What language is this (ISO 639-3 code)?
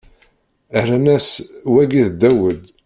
kab